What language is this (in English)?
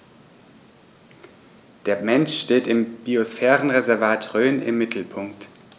German